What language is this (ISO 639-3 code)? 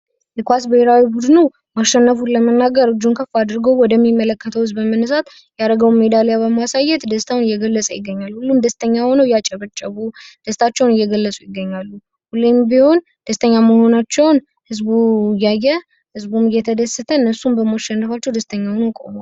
amh